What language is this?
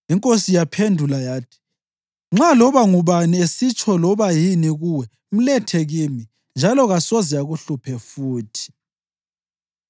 North Ndebele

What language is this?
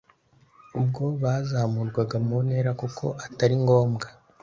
Kinyarwanda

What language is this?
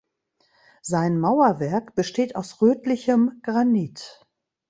German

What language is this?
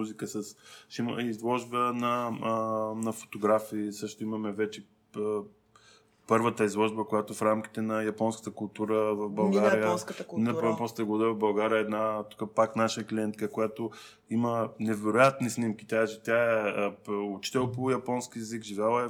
Bulgarian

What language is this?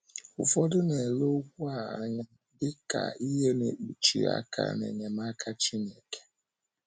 Igbo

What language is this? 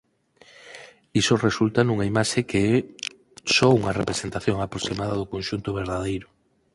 Galician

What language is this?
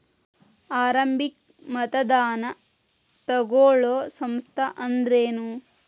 Kannada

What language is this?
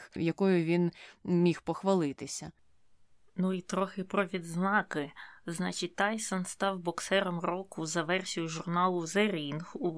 Ukrainian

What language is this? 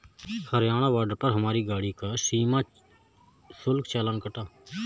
Hindi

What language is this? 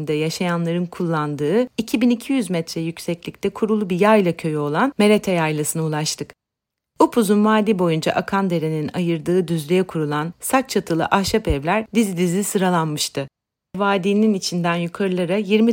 Turkish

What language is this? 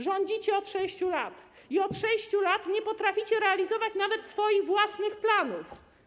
Polish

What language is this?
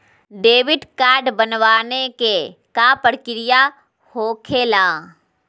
Magahi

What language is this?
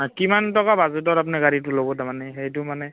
Assamese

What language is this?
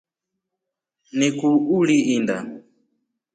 Rombo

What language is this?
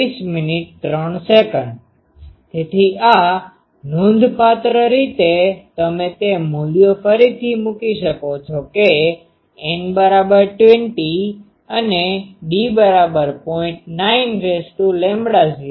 Gujarati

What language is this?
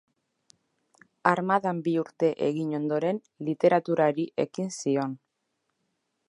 Basque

